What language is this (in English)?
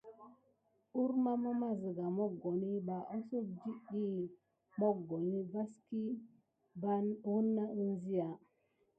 Gidar